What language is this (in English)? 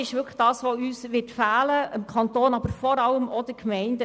Swiss German